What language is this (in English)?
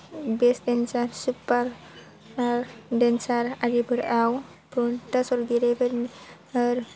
Bodo